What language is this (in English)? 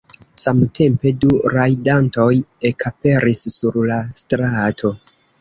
Esperanto